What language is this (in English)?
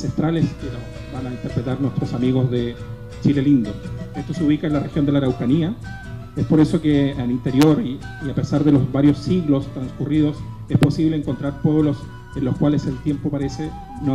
Spanish